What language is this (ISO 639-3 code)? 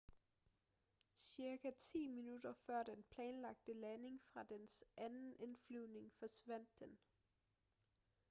dan